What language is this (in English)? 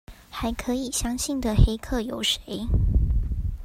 Chinese